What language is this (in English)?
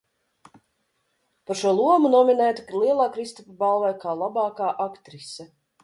Latvian